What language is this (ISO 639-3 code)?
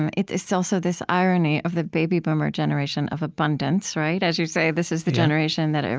eng